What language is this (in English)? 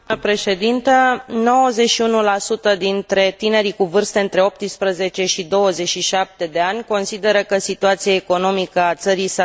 Romanian